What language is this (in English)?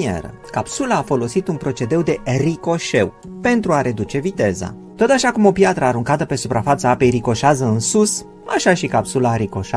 Romanian